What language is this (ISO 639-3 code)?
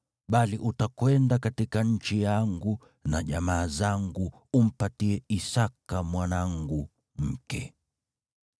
swa